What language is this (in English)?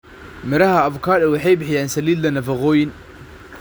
Somali